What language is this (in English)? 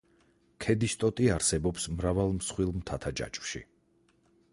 Georgian